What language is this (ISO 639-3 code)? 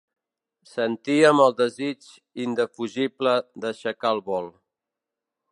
cat